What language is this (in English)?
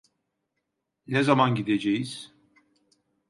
Turkish